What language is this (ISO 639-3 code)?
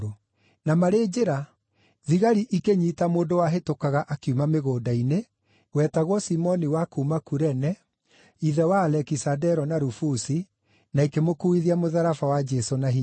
kik